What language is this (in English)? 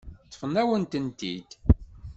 Kabyle